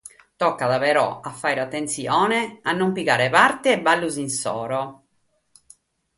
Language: Sardinian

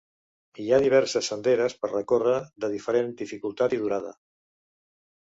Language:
Catalan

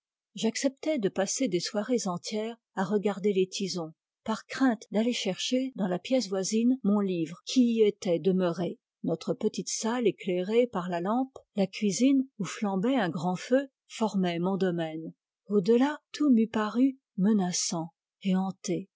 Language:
French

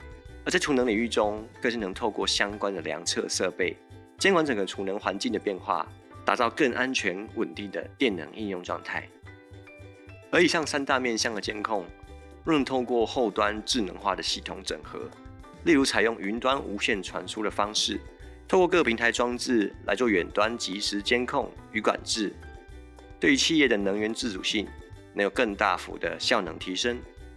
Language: Chinese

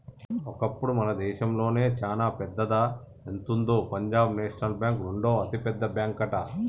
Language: Telugu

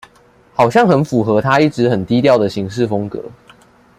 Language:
Chinese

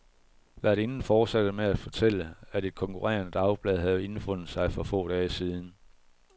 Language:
Danish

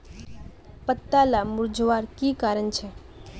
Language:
Magahi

